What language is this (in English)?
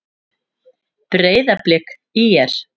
Icelandic